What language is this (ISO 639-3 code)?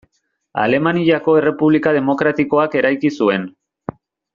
eus